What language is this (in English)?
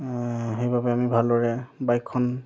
Assamese